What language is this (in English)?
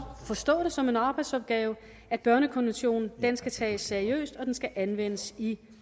Danish